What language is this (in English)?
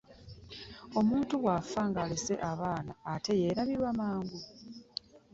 Ganda